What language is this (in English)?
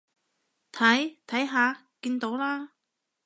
Cantonese